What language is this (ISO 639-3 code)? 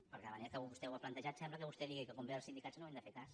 cat